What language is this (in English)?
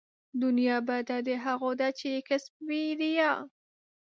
Pashto